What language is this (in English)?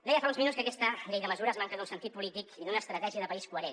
Catalan